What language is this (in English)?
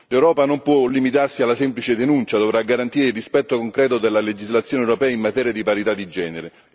Italian